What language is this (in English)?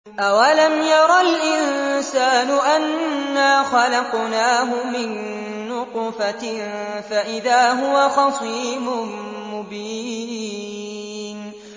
Arabic